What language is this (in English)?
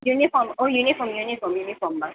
Gujarati